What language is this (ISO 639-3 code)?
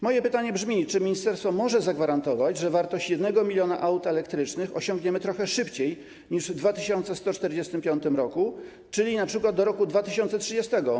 pol